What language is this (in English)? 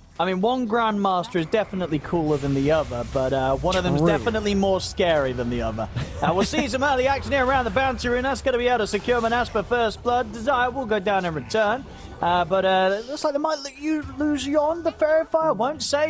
English